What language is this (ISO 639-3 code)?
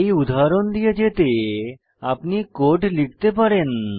ben